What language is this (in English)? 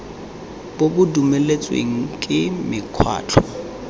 Tswana